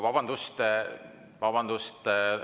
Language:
Estonian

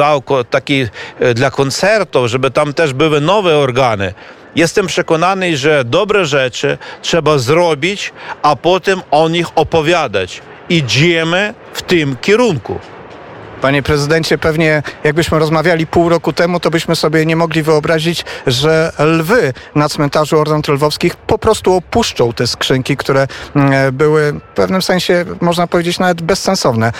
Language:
Polish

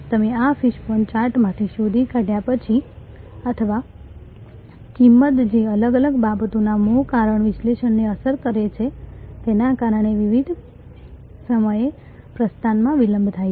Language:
Gujarati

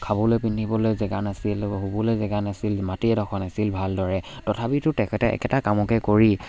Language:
Assamese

